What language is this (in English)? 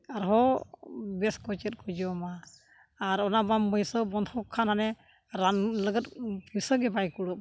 Santali